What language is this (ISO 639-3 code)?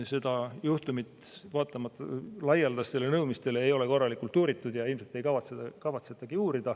est